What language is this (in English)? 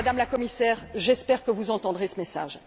French